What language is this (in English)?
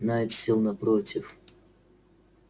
Russian